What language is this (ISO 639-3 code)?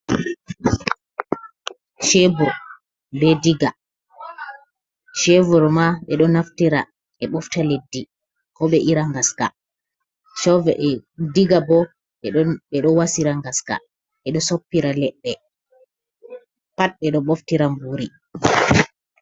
ful